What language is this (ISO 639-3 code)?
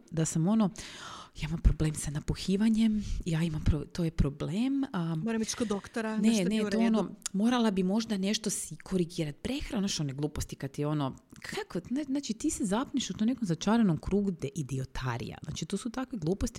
hrv